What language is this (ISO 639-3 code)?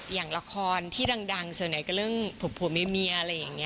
tha